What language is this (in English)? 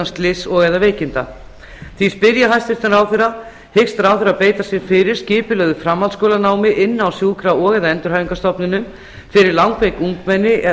Icelandic